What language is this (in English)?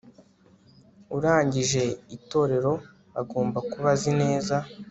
Kinyarwanda